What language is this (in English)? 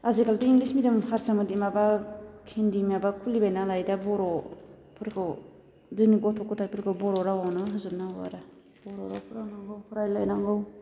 Bodo